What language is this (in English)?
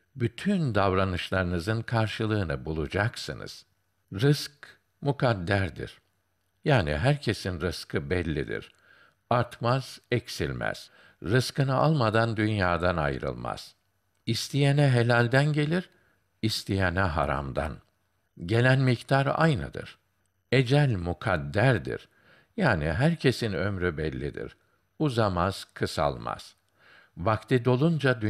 Turkish